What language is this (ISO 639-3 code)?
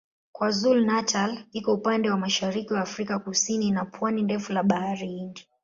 swa